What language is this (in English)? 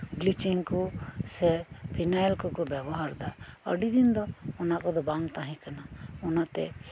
Santali